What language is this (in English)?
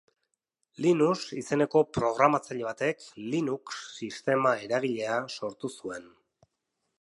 Basque